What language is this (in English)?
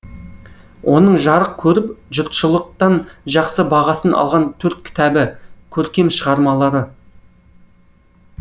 Kazakh